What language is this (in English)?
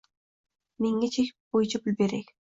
Uzbek